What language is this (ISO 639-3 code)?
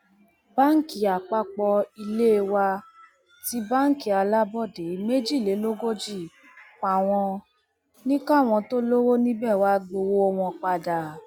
yor